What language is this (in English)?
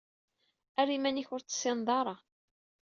Kabyle